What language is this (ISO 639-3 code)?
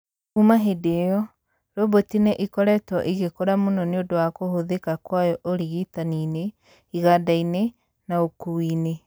kik